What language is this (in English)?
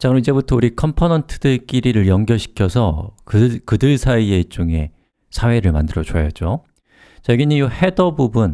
Korean